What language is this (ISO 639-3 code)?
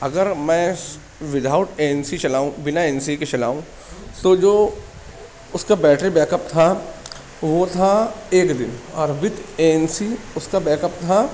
urd